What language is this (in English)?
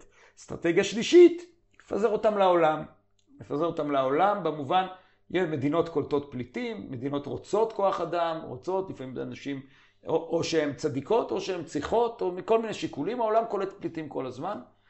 Hebrew